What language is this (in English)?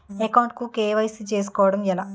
Telugu